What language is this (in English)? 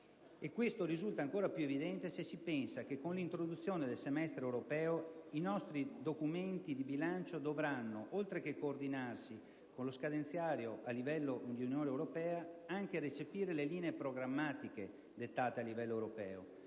Italian